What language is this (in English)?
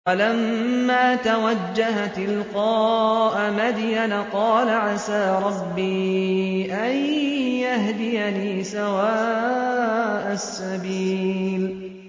Arabic